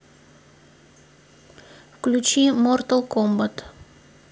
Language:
Russian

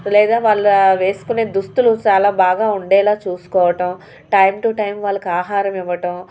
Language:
Telugu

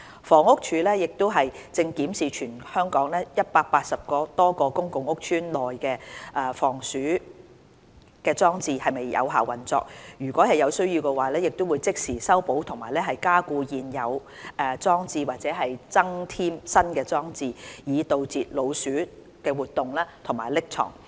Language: Cantonese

